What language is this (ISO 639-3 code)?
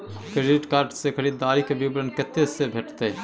mai